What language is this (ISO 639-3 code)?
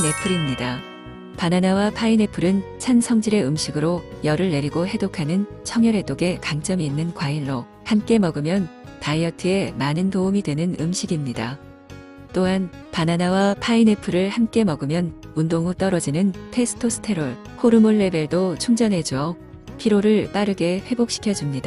kor